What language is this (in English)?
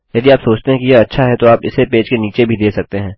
Hindi